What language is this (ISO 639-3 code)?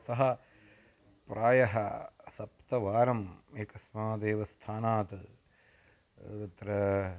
san